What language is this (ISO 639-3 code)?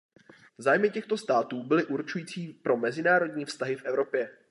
ces